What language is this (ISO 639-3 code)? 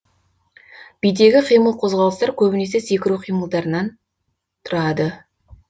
kaz